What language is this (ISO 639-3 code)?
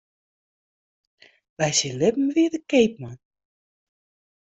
fry